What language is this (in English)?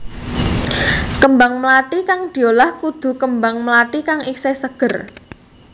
Javanese